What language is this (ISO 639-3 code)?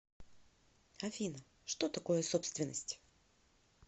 rus